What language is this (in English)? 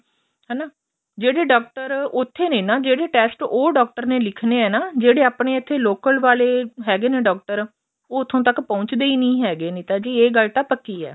Punjabi